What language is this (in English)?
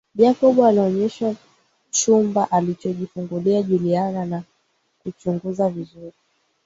Swahili